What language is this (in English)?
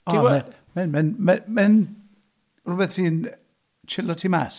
Welsh